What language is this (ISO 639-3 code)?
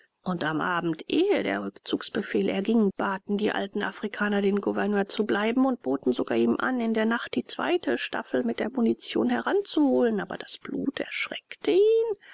deu